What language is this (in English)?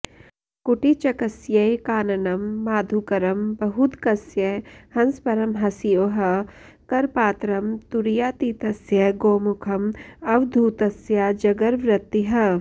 Sanskrit